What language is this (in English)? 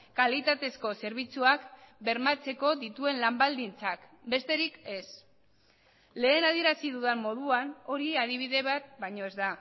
Basque